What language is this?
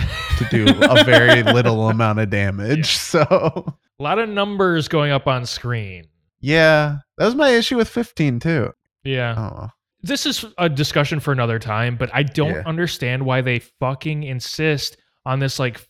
English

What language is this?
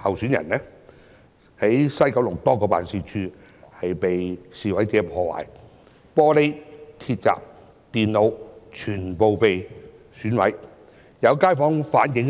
Cantonese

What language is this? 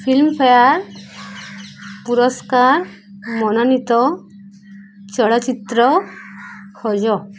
Odia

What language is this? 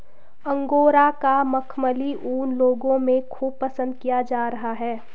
Hindi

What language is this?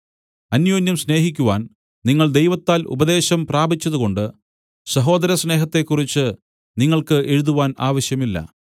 Malayalam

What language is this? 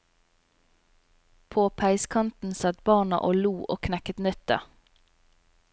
Norwegian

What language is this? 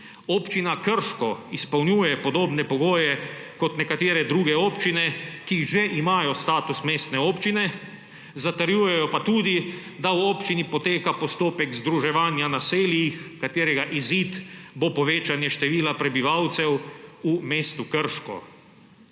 Slovenian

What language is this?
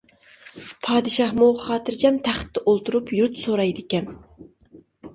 Uyghur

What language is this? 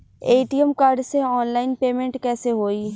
Bhojpuri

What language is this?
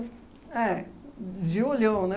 Portuguese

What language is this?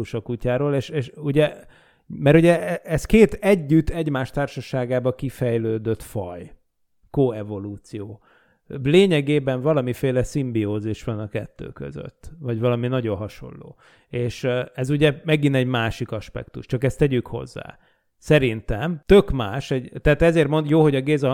Hungarian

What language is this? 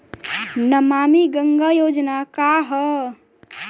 Bhojpuri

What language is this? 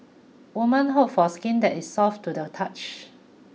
English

